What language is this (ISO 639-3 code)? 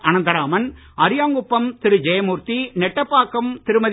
tam